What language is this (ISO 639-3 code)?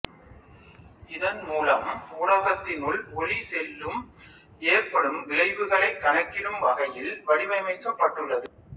tam